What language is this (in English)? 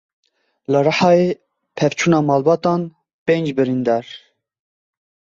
Kurdish